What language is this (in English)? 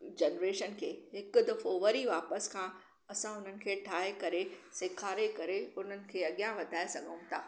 Sindhi